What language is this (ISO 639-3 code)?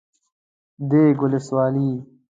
pus